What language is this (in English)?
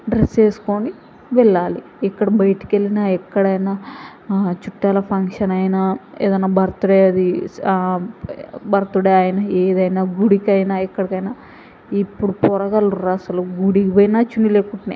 Telugu